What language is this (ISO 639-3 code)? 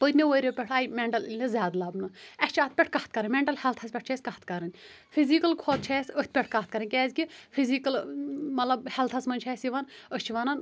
kas